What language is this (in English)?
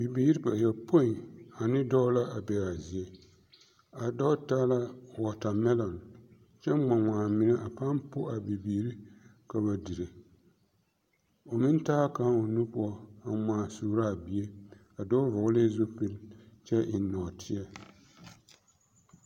Southern Dagaare